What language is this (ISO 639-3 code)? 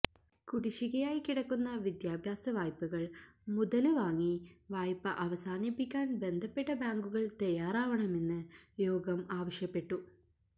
mal